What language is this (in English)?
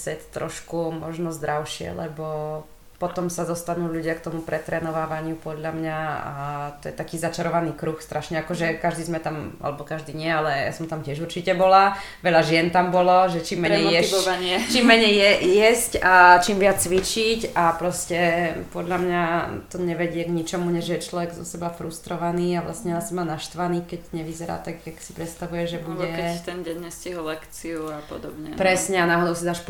Slovak